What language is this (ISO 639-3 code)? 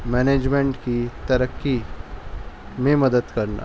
urd